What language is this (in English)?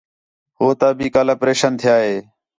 Khetrani